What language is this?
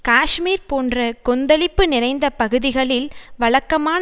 Tamil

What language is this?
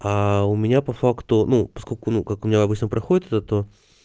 Russian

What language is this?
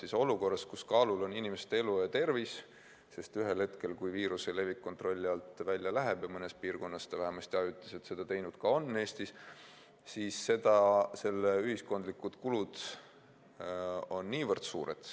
Estonian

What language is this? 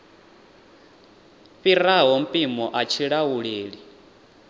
Venda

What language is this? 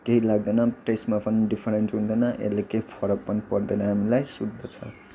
Nepali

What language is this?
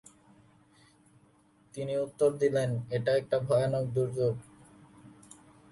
Bangla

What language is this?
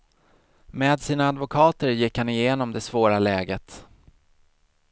Swedish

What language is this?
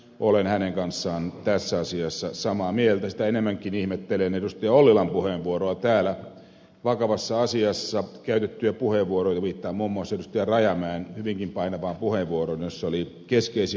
Finnish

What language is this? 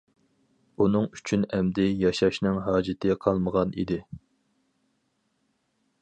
Uyghur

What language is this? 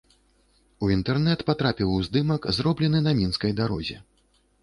Belarusian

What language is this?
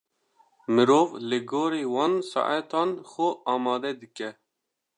Kurdish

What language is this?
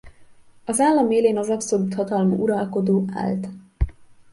Hungarian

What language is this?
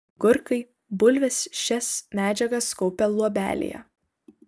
Lithuanian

